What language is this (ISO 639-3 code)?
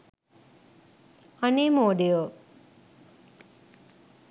sin